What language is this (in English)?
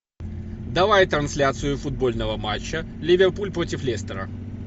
Russian